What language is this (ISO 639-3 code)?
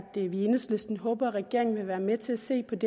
dan